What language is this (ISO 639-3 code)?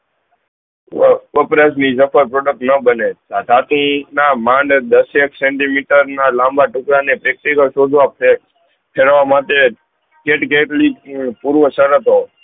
guj